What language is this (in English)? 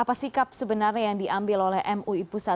Indonesian